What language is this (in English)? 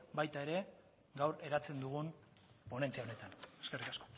Basque